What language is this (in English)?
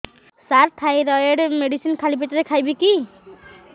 Odia